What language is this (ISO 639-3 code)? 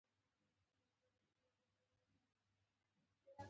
pus